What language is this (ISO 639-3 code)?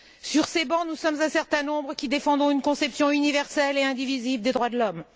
fra